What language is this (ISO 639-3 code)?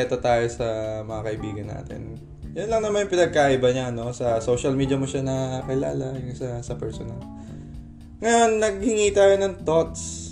fil